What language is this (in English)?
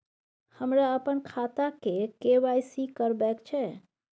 Maithili